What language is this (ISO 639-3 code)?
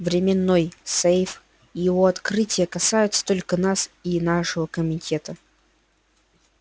rus